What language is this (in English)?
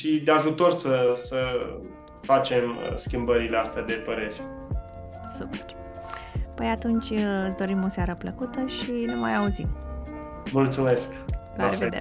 Romanian